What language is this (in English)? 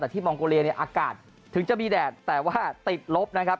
Thai